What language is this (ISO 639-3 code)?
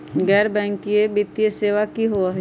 mag